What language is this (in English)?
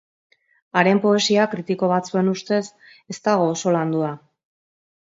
Basque